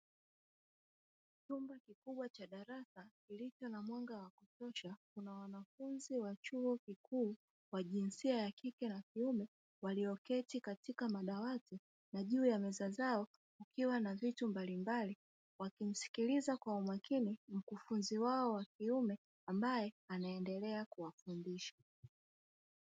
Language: Swahili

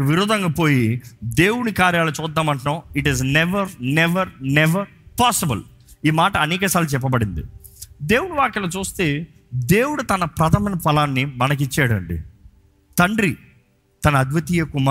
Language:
Telugu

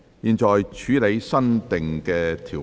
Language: Cantonese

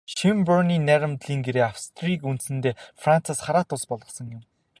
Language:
Mongolian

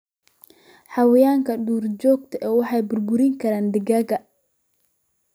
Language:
Somali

